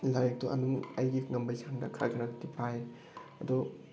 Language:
Manipuri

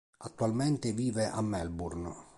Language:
Italian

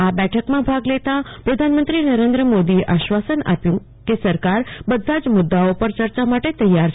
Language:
Gujarati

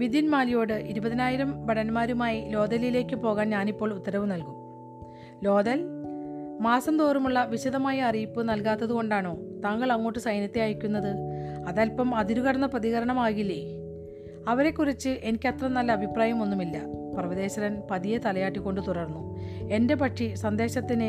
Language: Malayalam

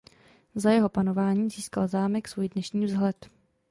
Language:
Czech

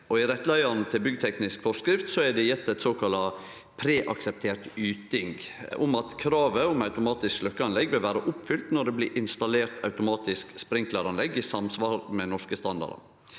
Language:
Norwegian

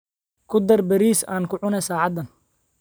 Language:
Somali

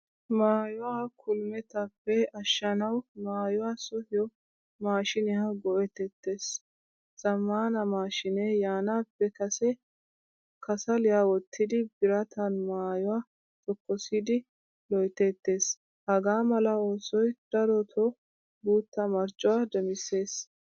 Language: Wolaytta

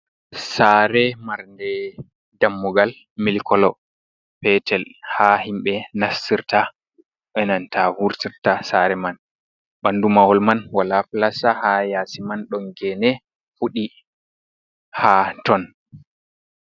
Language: Fula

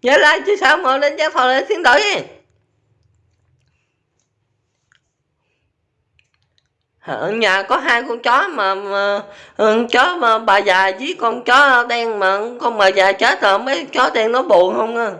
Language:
Vietnamese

